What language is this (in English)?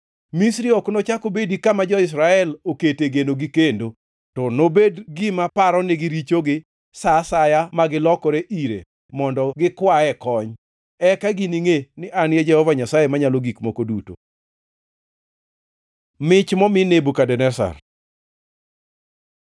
Luo (Kenya and Tanzania)